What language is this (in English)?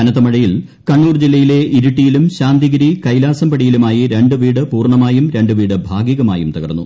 Malayalam